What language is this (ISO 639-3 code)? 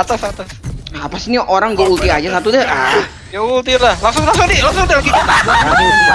ind